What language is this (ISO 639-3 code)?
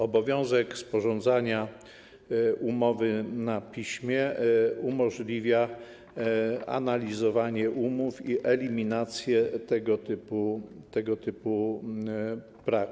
pol